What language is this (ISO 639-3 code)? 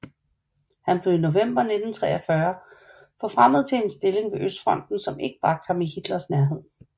dan